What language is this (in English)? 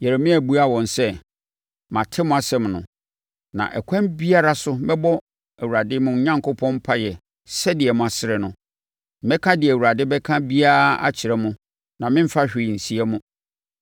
Akan